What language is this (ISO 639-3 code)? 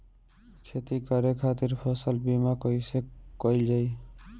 bho